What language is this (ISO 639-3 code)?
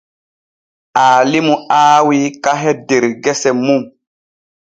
fue